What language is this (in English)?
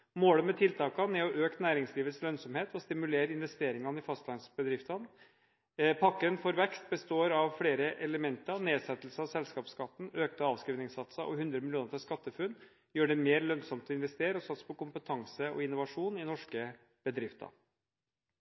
Norwegian Bokmål